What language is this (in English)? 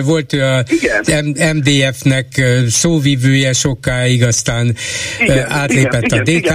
Hungarian